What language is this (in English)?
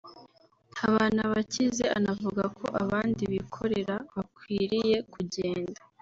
Kinyarwanda